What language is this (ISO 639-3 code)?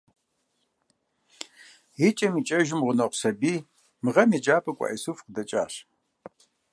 kbd